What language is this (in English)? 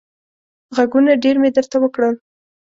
Pashto